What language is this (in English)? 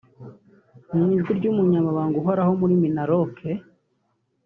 Kinyarwanda